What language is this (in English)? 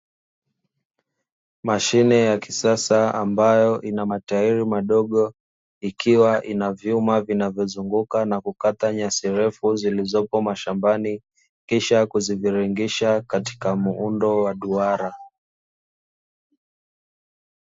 Swahili